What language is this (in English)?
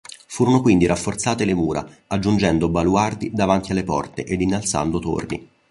Italian